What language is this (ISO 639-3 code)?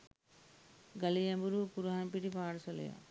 sin